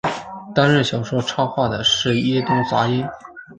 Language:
Chinese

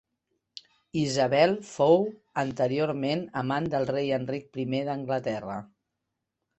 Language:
Catalan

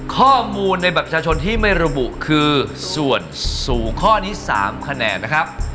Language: Thai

